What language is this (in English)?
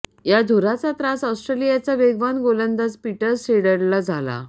Marathi